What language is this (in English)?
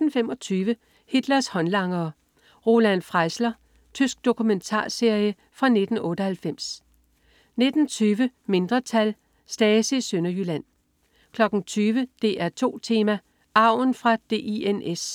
Danish